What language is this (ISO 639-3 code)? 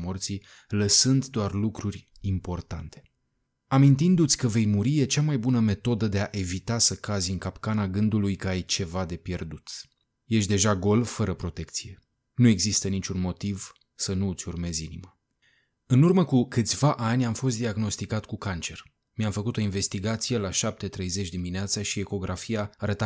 ron